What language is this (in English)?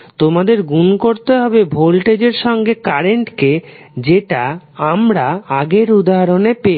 Bangla